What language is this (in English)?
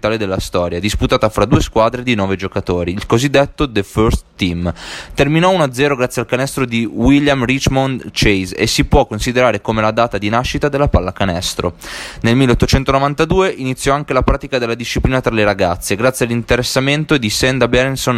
Italian